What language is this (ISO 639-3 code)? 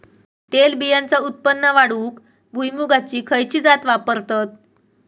mar